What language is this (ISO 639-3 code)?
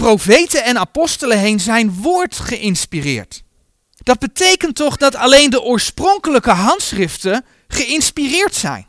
nld